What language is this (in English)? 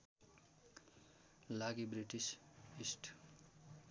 Nepali